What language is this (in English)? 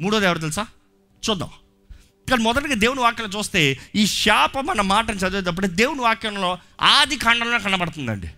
Telugu